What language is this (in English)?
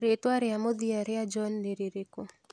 Kikuyu